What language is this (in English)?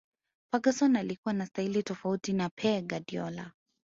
Swahili